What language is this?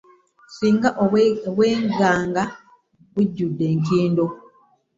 Ganda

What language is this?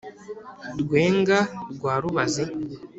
Kinyarwanda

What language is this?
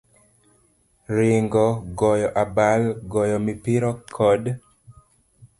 Luo (Kenya and Tanzania)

